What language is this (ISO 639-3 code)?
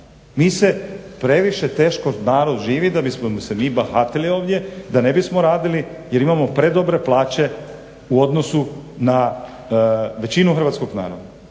hrv